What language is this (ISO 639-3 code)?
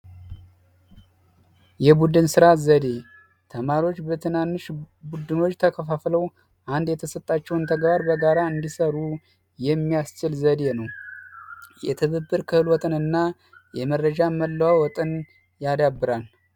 amh